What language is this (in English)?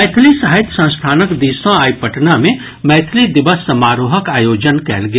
Maithili